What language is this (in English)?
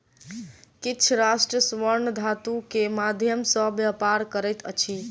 Maithili